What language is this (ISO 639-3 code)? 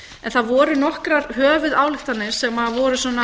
isl